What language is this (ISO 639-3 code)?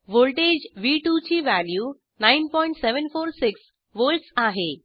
mar